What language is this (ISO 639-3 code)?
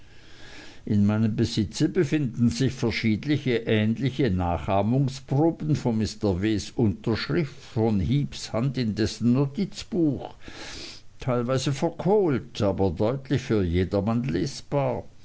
deu